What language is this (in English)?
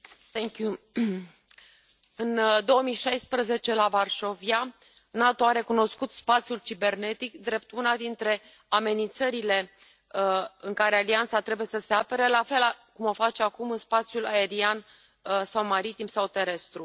Romanian